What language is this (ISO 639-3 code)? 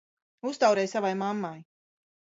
lav